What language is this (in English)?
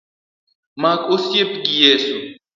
Luo (Kenya and Tanzania)